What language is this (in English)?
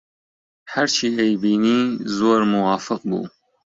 Central Kurdish